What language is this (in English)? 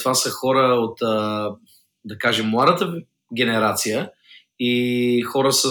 Bulgarian